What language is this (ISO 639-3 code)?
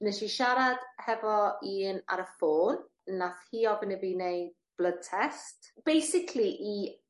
cym